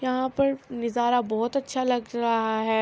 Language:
Urdu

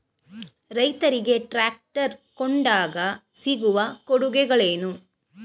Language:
Kannada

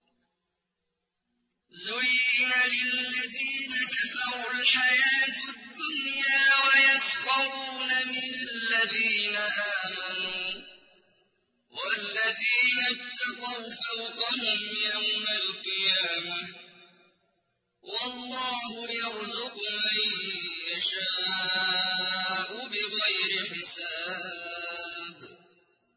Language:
Arabic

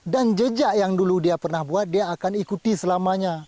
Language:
Indonesian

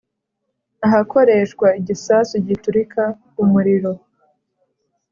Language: Kinyarwanda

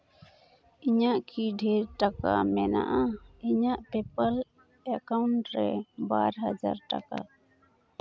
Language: Santali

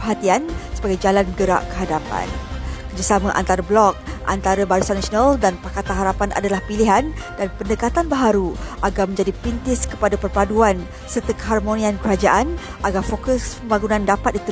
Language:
Malay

